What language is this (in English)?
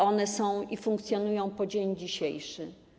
Polish